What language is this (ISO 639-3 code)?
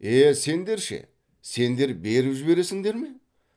kaz